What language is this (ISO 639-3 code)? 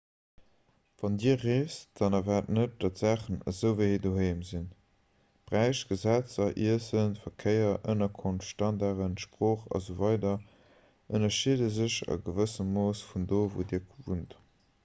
ltz